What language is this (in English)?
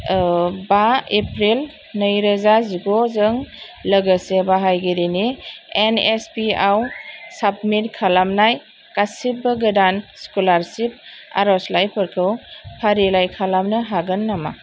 Bodo